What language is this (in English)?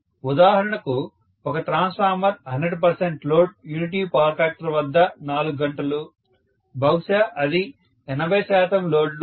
Telugu